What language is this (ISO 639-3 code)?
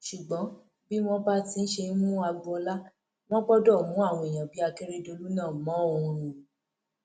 yor